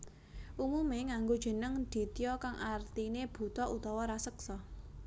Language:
Javanese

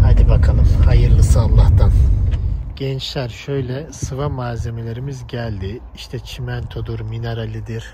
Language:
Turkish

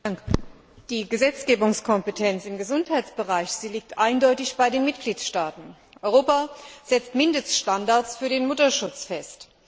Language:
German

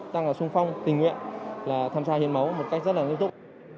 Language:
Vietnamese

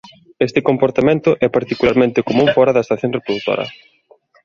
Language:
Galician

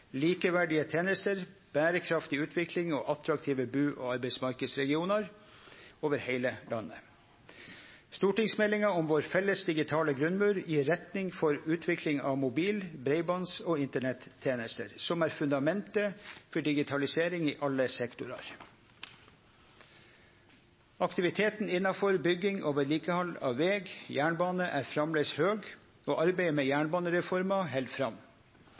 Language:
Norwegian Nynorsk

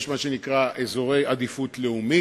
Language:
Hebrew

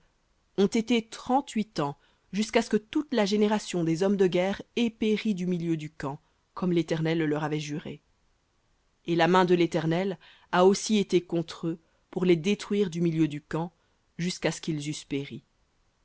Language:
French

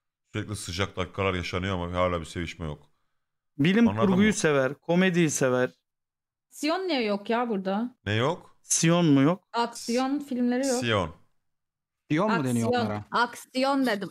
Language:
Turkish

